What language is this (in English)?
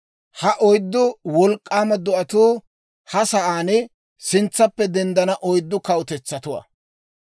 Dawro